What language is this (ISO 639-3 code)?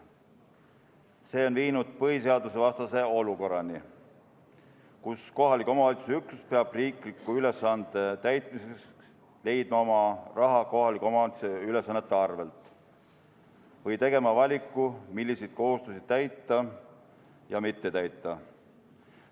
est